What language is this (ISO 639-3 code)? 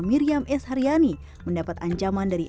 ind